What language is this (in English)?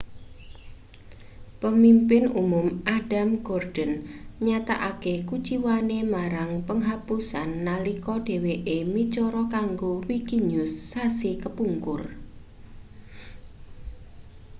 Javanese